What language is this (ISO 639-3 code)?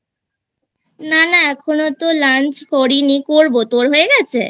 ben